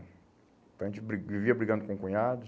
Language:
Portuguese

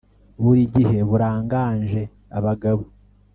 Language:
Kinyarwanda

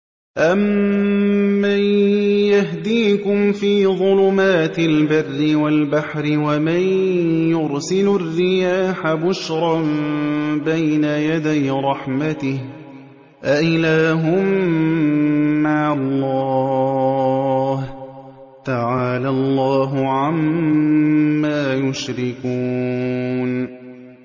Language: Arabic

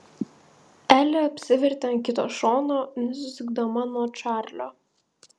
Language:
Lithuanian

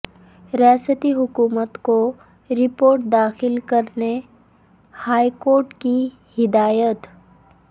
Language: Urdu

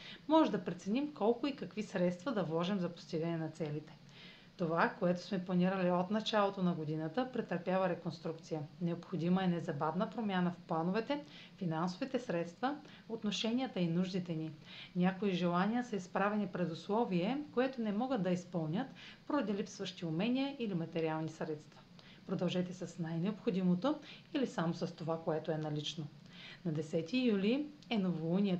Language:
Bulgarian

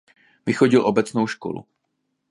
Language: Czech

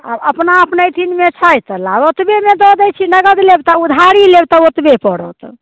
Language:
Maithili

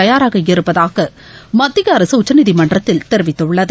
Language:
Tamil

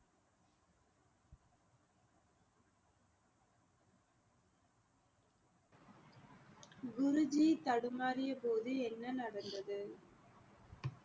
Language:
Tamil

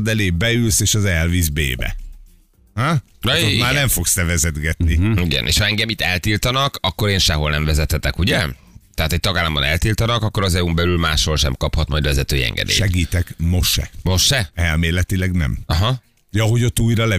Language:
Hungarian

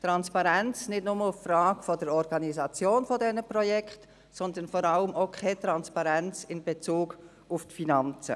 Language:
Swiss German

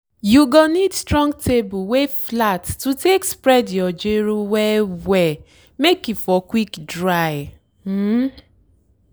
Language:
Nigerian Pidgin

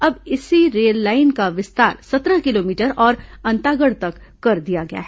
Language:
Hindi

